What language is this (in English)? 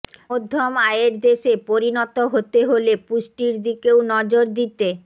Bangla